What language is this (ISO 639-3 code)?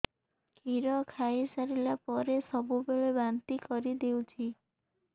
ori